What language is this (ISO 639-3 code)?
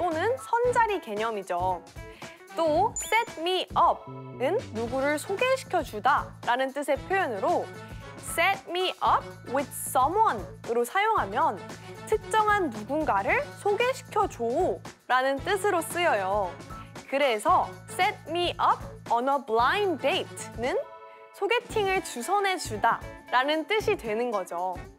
kor